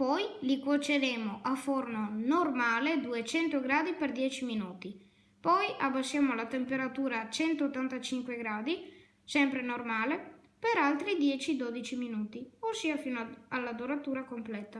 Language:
Italian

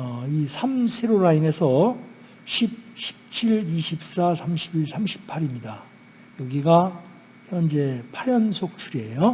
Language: Korean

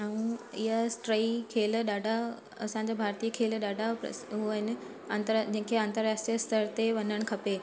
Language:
Sindhi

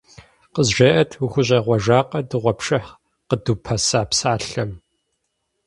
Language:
Kabardian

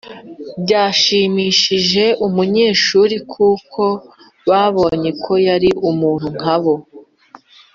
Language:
Kinyarwanda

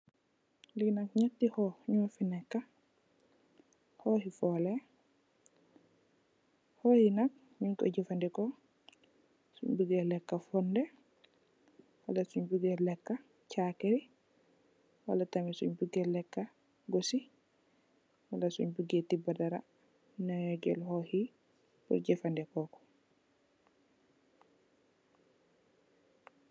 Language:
Wolof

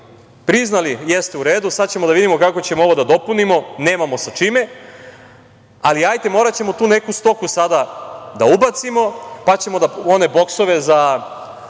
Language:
Serbian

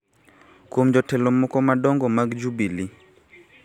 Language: Luo (Kenya and Tanzania)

